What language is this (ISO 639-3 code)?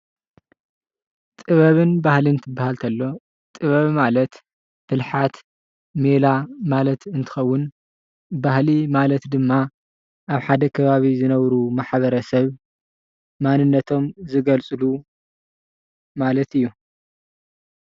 tir